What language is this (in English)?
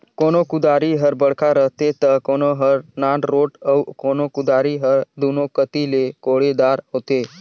Chhattisgarhi